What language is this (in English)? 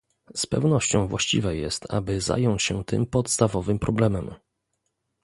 Polish